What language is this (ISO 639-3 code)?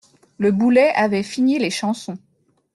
fra